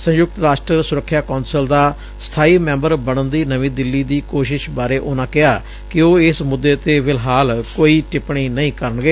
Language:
Punjabi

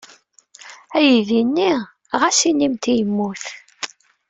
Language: Kabyle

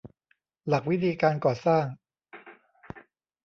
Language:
Thai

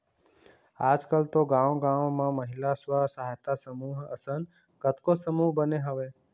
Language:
Chhattisgarhi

